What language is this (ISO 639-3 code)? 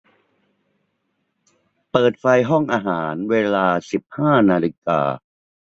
tha